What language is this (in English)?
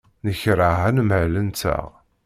Kabyle